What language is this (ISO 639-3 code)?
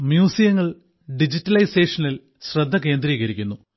mal